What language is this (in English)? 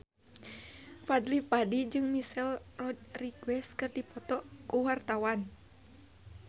Sundanese